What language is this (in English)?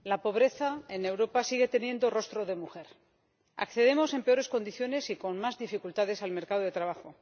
Spanish